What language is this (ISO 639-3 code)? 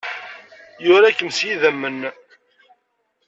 kab